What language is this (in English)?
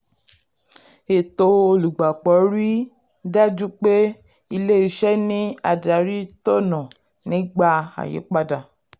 Yoruba